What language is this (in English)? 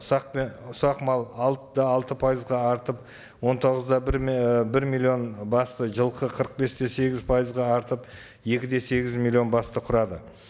Kazakh